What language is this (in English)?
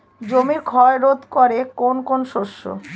Bangla